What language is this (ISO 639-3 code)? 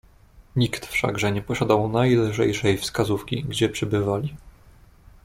pol